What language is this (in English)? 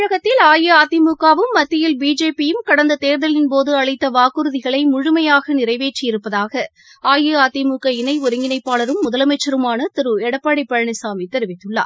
Tamil